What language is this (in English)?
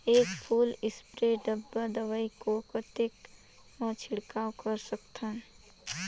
Chhattisgarhi